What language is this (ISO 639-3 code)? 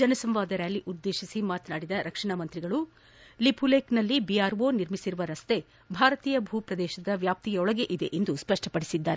kan